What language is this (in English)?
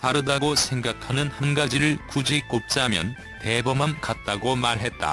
Korean